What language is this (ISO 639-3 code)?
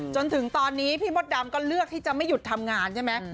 tha